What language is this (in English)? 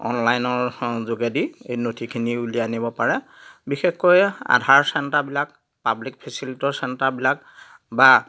Assamese